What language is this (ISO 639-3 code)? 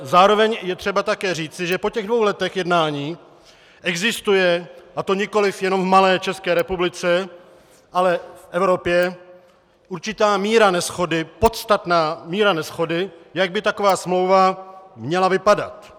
ces